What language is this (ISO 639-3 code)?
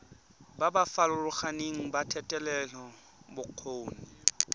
tsn